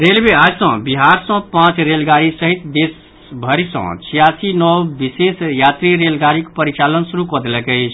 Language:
Maithili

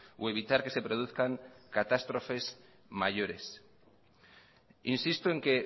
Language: Spanish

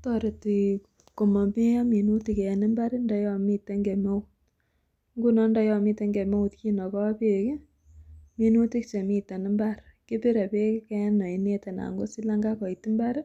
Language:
Kalenjin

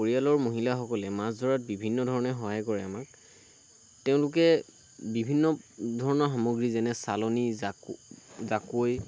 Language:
Assamese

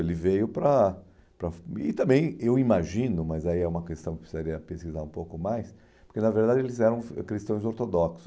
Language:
Portuguese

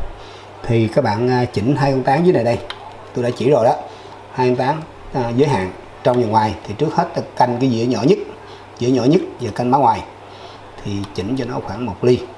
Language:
Vietnamese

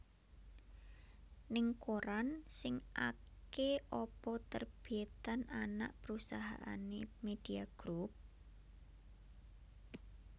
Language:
Javanese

